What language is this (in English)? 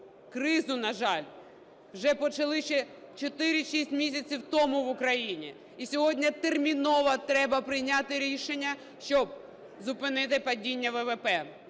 Ukrainian